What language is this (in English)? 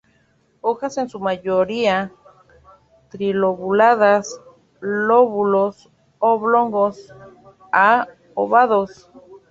Spanish